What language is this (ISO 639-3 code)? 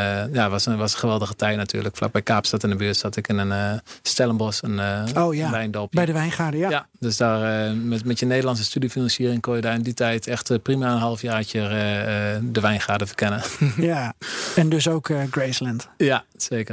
nld